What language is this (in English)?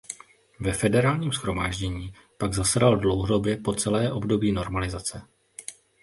Czech